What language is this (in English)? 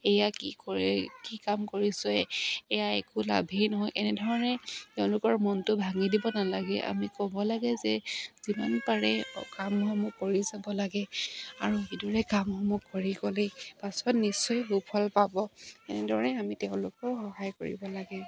Assamese